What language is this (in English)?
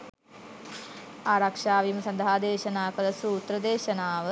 Sinhala